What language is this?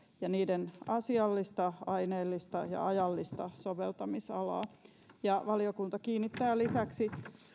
Finnish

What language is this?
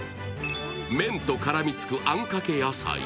Japanese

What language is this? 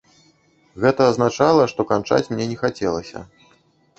Belarusian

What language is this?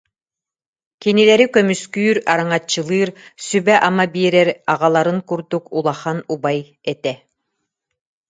Yakut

